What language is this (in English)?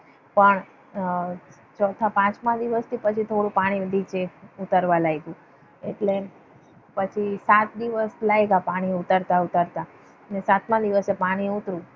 Gujarati